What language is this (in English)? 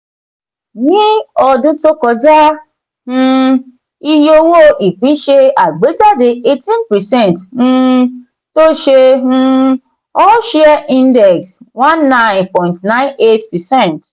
Yoruba